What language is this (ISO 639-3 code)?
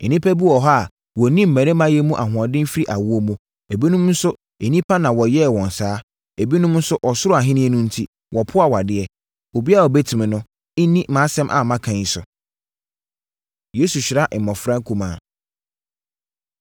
aka